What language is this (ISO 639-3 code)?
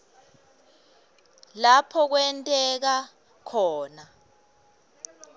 ssw